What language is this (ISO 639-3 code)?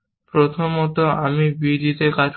ben